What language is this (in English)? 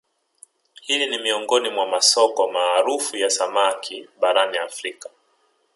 Swahili